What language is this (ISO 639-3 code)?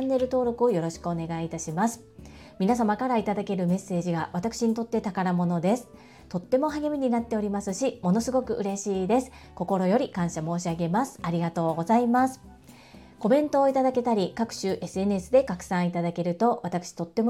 jpn